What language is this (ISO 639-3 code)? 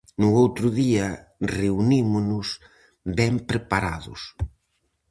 glg